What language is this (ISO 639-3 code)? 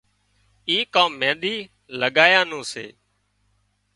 kxp